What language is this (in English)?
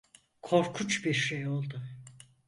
Turkish